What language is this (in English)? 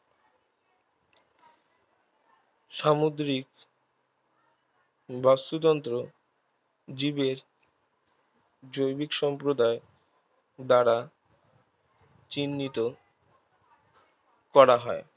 Bangla